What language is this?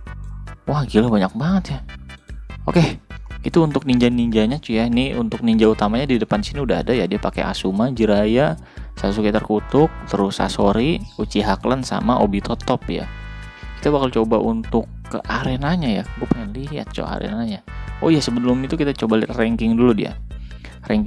Indonesian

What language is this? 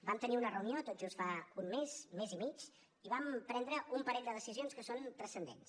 Catalan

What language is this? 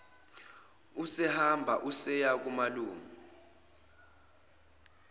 Zulu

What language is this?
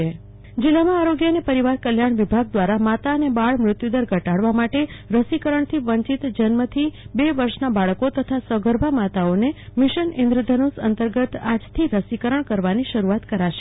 Gujarati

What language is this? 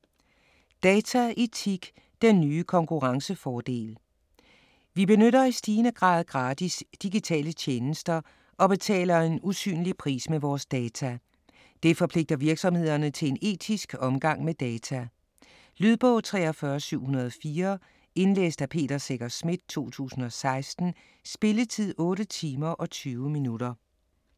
Danish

